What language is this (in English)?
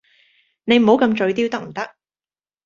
Cantonese